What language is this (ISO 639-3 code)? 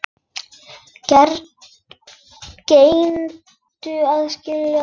isl